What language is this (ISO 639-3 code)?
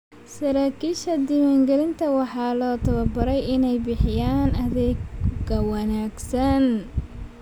som